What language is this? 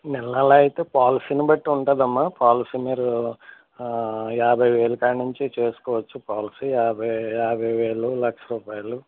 Telugu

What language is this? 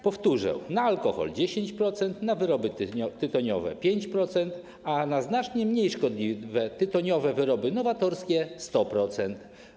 Polish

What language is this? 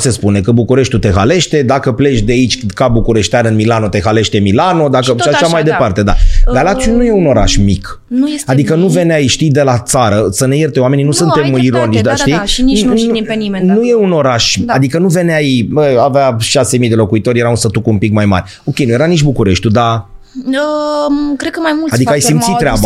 Romanian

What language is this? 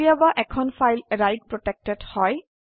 Assamese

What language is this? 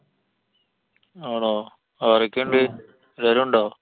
Malayalam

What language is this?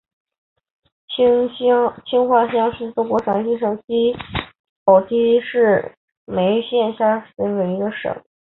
Chinese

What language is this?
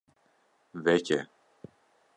Kurdish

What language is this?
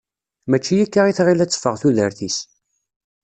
Kabyle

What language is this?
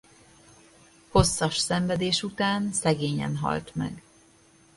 Hungarian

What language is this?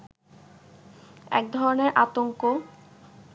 Bangla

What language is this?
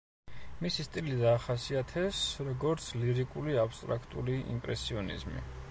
Georgian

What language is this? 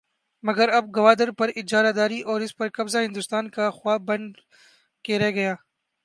Urdu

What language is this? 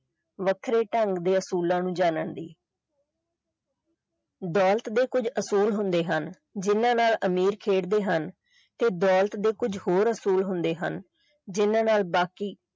Punjabi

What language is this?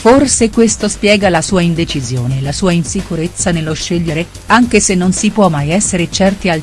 Italian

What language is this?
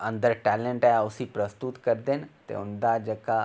Dogri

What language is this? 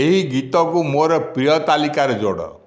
Odia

